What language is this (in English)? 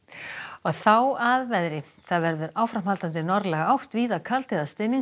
Icelandic